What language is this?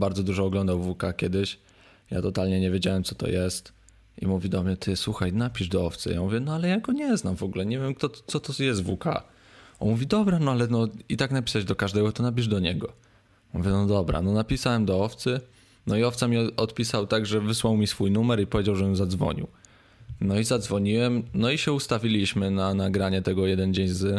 Polish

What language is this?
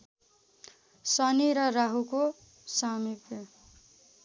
Nepali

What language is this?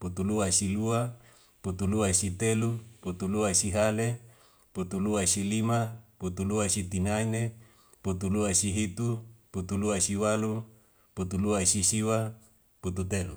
Wemale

